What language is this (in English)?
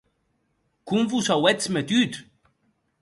Occitan